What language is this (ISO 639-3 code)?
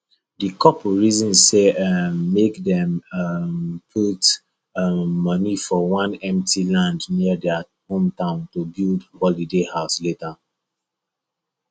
pcm